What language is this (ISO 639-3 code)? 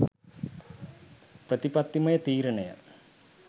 sin